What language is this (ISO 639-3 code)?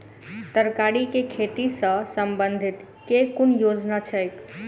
mai